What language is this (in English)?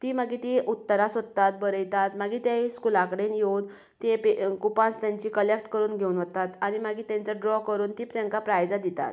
Konkani